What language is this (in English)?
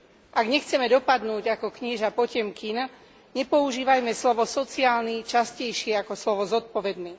Slovak